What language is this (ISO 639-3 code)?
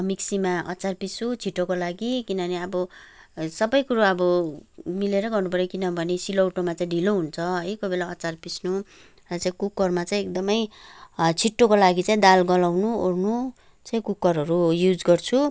nep